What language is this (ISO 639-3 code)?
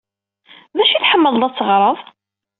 kab